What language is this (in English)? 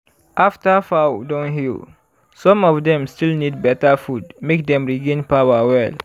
Nigerian Pidgin